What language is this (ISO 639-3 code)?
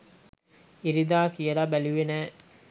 sin